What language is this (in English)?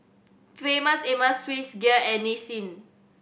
English